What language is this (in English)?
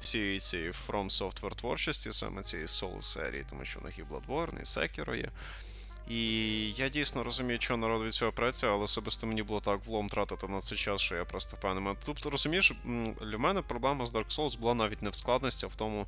Ukrainian